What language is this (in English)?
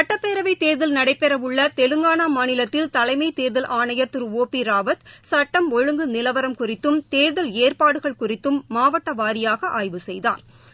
Tamil